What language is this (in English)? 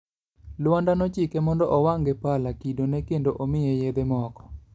Luo (Kenya and Tanzania)